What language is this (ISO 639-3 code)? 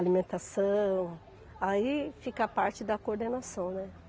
por